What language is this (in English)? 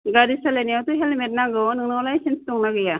Bodo